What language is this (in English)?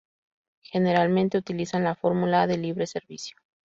Spanish